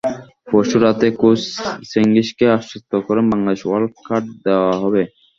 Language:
Bangla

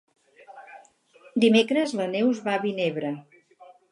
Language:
Catalan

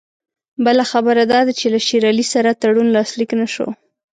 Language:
Pashto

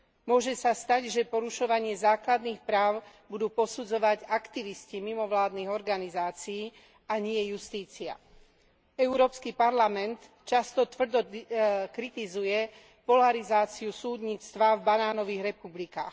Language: Slovak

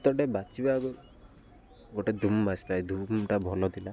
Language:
Odia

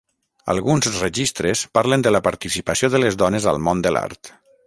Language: Catalan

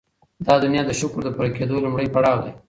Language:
Pashto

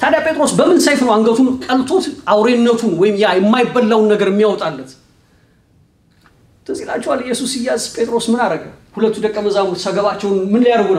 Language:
Arabic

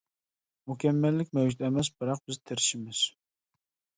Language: Uyghur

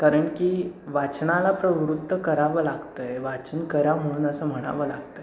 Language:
Marathi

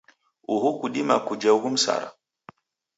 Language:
Taita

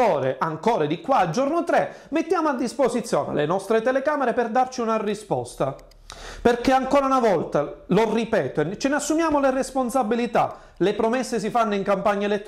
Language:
Italian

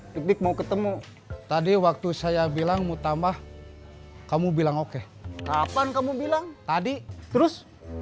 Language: Indonesian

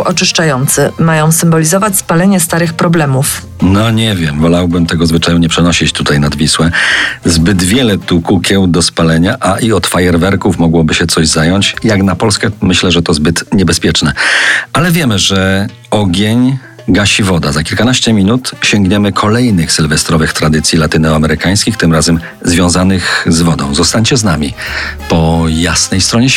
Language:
Polish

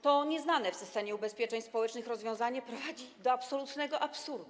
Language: Polish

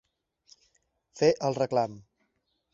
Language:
Catalan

